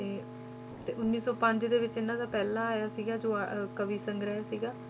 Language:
Punjabi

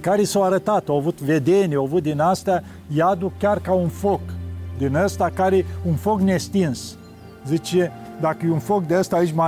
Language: Romanian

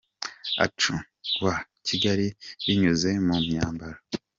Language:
Kinyarwanda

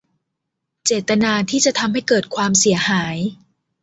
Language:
Thai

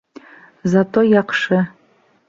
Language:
Bashkir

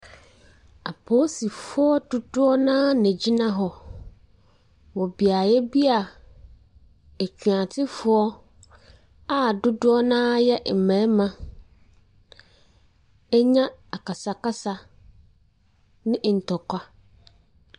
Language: Akan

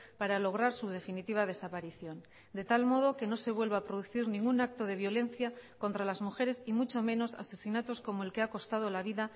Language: Spanish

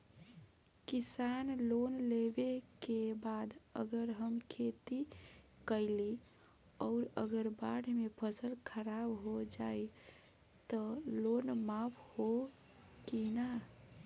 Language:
Bhojpuri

